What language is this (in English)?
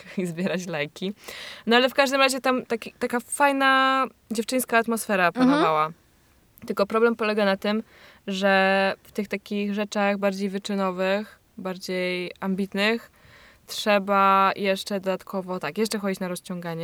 Polish